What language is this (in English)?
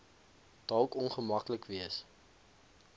Afrikaans